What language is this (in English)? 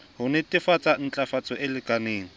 Southern Sotho